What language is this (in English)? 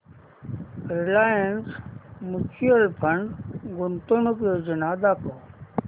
Marathi